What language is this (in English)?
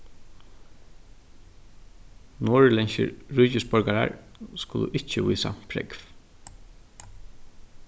Faroese